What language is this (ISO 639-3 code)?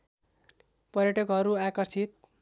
nep